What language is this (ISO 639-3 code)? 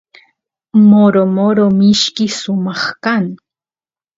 qus